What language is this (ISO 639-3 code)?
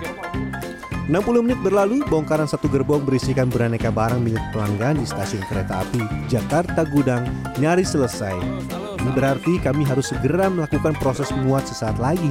ind